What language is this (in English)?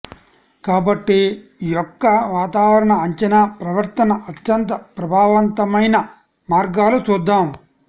Telugu